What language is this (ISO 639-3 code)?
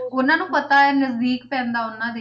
pan